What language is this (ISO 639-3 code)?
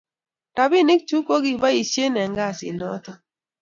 kln